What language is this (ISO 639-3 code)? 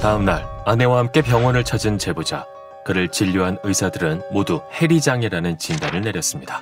kor